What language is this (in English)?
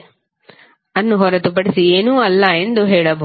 Kannada